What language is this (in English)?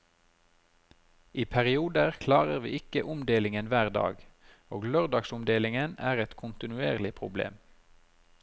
Norwegian